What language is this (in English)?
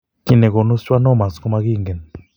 Kalenjin